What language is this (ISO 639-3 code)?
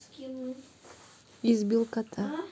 rus